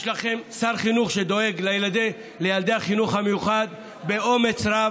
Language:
Hebrew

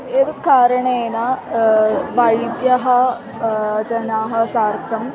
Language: Sanskrit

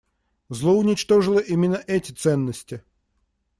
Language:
Russian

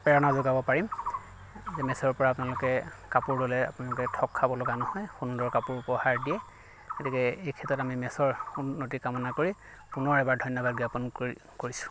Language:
Assamese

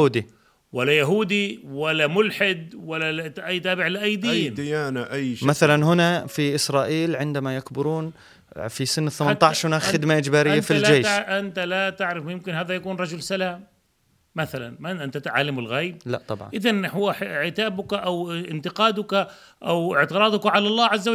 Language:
Arabic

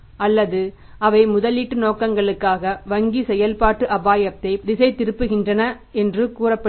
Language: Tamil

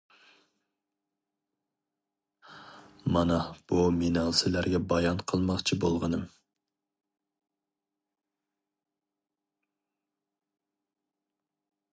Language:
Uyghur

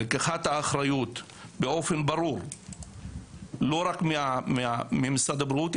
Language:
Hebrew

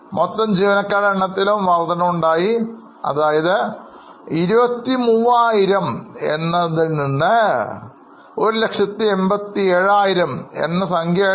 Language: Malayalam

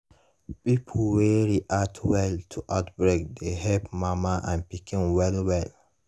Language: Nigerian Pidgin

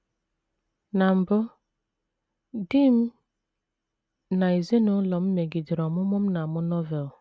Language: Igbo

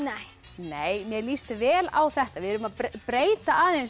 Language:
Icelandic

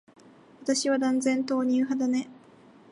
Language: Japanese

